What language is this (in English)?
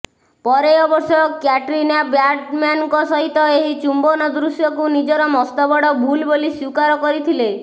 Odia